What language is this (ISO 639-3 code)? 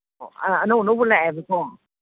mni